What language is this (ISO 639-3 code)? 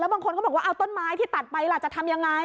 tha